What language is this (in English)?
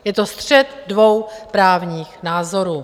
Czech